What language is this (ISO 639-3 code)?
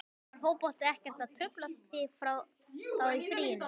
isl